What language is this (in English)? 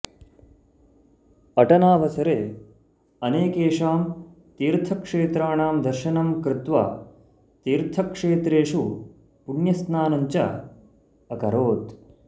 Sanskrit